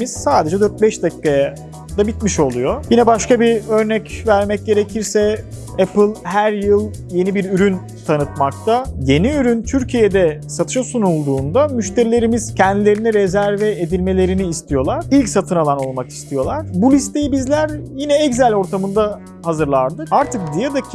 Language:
Turkish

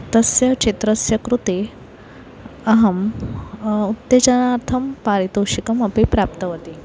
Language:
Sanskrit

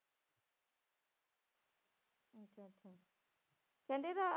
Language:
Punjabi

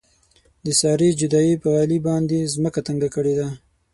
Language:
Pashto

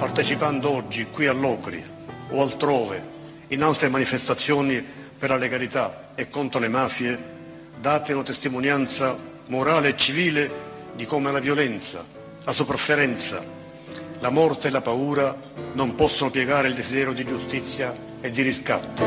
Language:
Italian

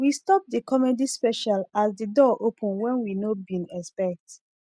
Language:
Nigerian Pidgin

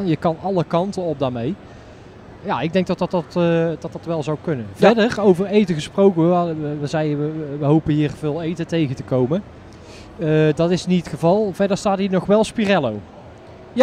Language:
Dutch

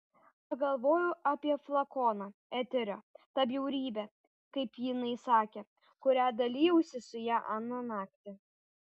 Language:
Lithuanian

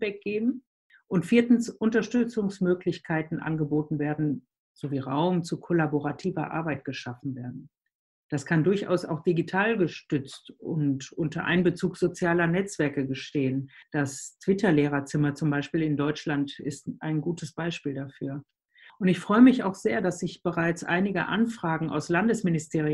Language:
German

